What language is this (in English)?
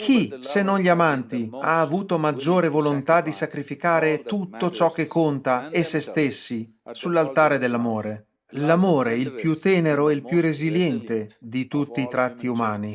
Italian